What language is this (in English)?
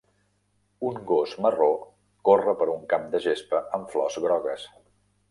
Catalan